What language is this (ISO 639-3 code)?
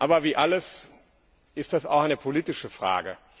deu